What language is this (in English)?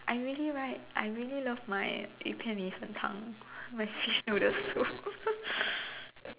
English